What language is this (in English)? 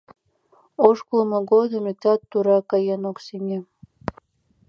Mari